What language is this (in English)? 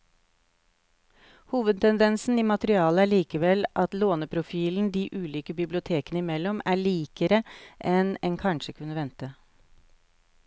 Norwegian